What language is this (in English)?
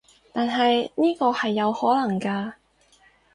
Cantonese